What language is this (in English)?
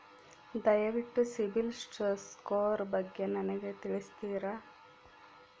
Kannada